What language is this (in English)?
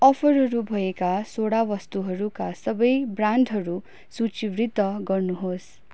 Nepali